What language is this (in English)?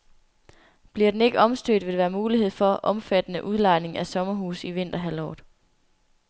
Danish